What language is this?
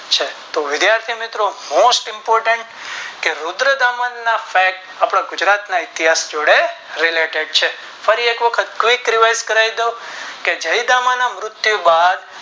Gujarati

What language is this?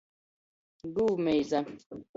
Latgalian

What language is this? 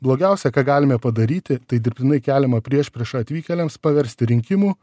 Lithuanian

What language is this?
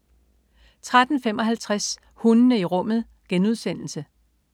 Danish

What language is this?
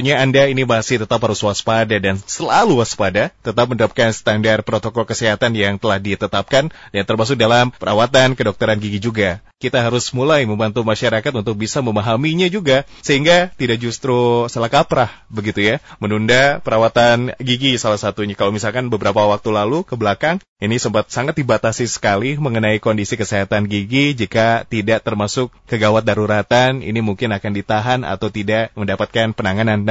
Indonesian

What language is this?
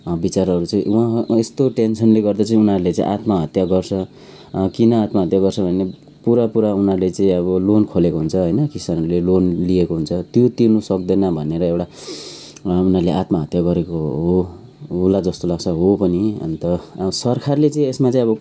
Nepali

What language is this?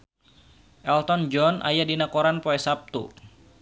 Sundanese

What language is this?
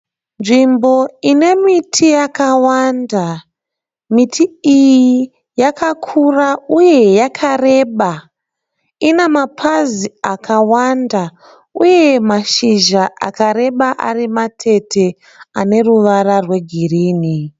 Shona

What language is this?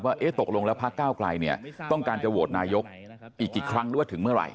Thai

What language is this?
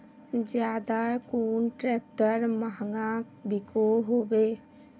Magahi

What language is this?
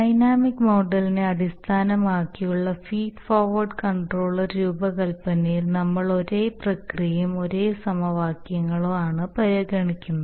Malayalam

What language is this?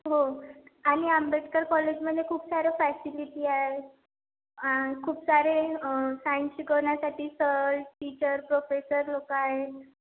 Marathi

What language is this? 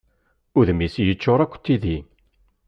Kabyle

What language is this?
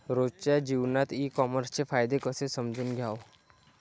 Marathi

